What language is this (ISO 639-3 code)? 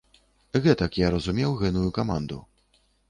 bel